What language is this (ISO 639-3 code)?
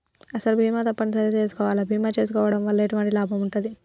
tel